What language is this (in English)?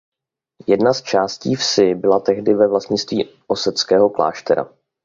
Czech